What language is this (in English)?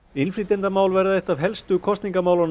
Icelandic